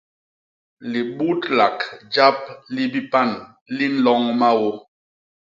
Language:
Basaa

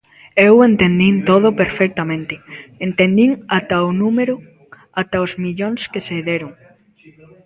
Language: Galician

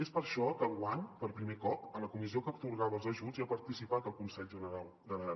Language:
Catalan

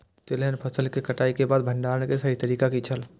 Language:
Maithili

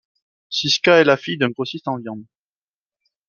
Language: French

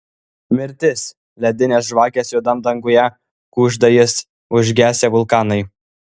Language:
Lithuanian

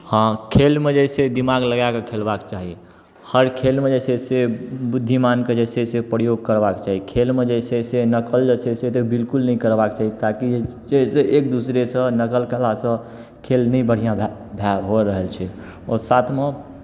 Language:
Maithili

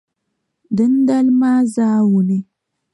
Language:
Dagbani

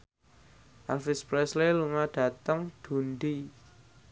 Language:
Javanese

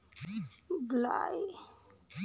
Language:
Bhojpuri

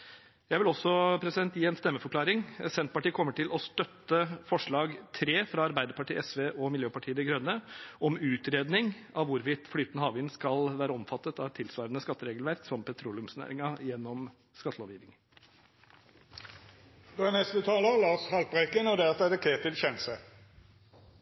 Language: Norwegian Bokmål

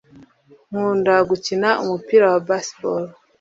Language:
Kinyarwanda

